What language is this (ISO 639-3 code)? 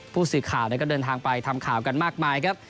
tha